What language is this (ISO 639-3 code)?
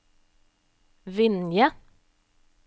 nor